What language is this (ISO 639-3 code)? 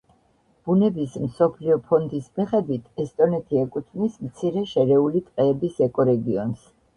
kat